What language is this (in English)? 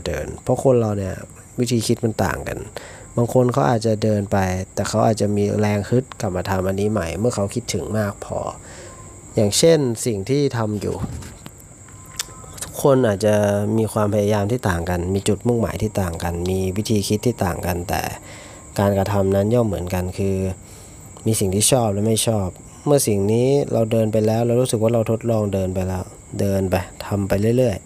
Thai